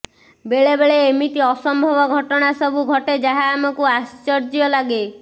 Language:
Odia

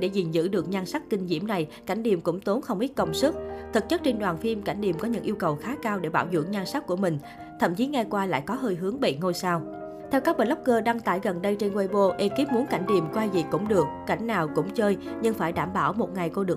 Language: Vietnamese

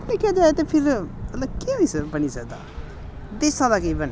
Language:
Dogri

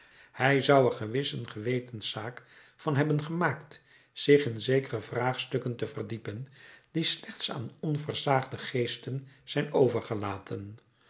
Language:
Dutch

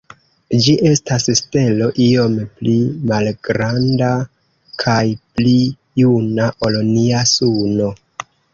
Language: Esperanto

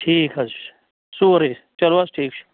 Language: Kashmiri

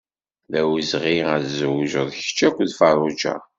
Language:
Kabyle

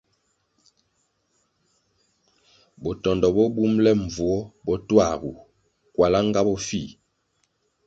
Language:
Kwasio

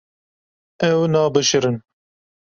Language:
Kurdish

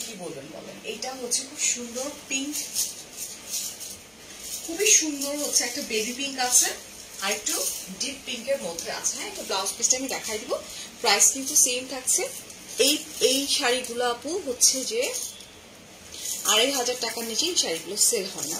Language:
Bangla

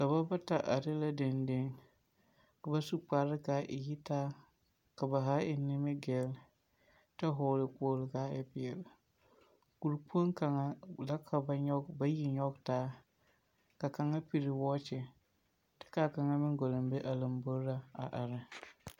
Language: Southern Dagaare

